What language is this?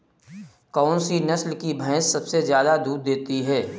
Hindi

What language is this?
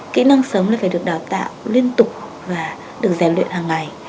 Vietnamese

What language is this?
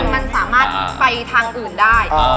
Thai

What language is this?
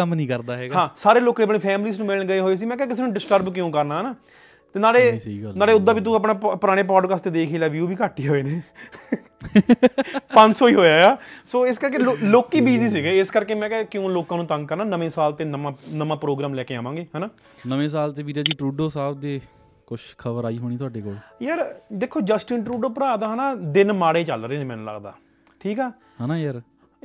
Punjabi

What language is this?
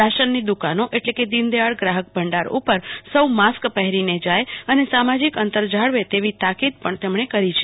Gujarati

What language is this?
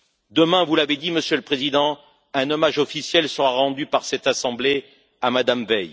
French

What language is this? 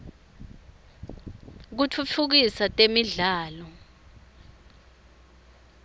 Swati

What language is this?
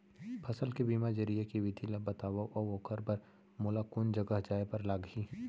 Chhattisgarhi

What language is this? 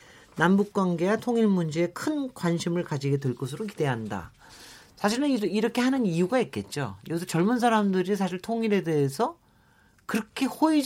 Korean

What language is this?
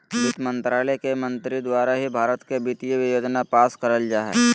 Magahi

